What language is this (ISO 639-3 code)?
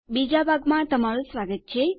guj